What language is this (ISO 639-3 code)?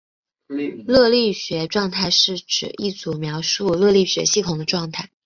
zho